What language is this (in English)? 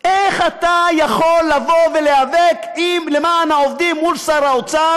Hebrew